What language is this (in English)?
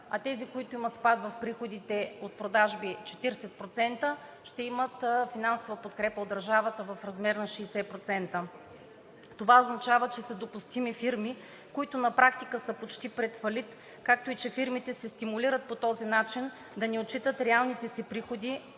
Bulgarian